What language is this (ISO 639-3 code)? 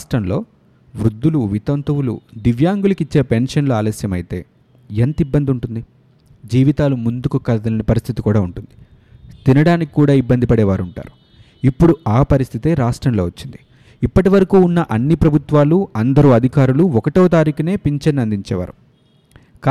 tel